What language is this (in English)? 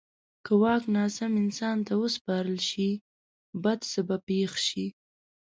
Pashto